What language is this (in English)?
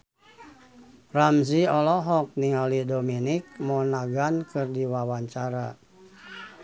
Sundanese